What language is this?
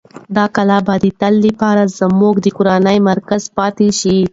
Pashto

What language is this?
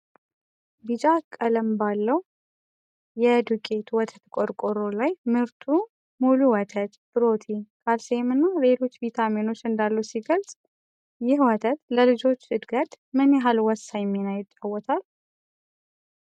Amharic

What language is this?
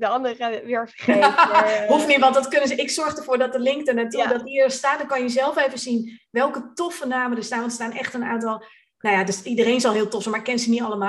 Dutch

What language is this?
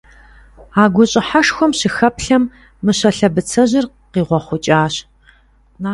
Kabardian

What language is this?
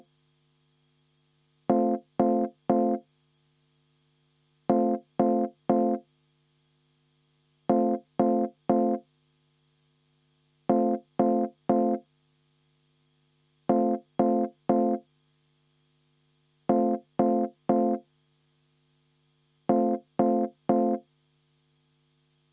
Estonian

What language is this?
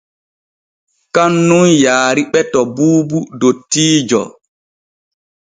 Borgu Fulfulde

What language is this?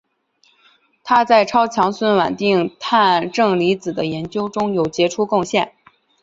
Chinese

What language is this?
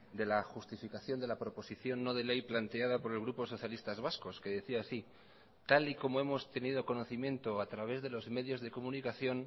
Spanish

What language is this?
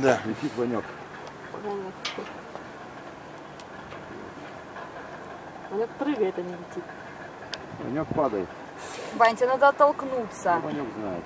Russian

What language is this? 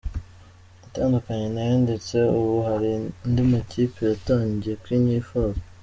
Kinyarwanda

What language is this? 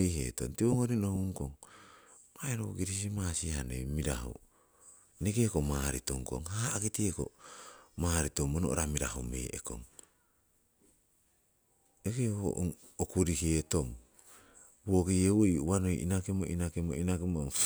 Siwai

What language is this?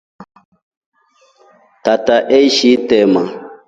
Rombo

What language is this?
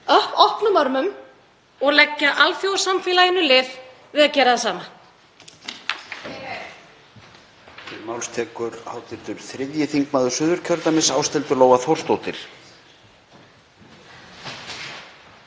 Icelandic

